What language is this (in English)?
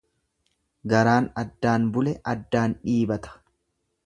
Oromo